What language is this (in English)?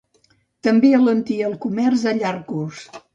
Catalan